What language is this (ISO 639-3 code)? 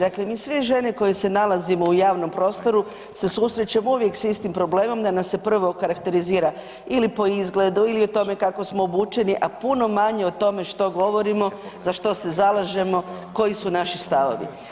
hrv